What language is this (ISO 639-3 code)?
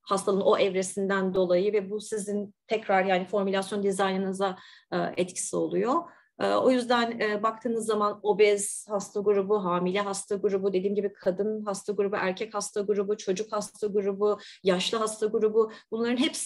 tur